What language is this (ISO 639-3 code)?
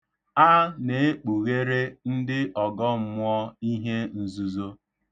ibo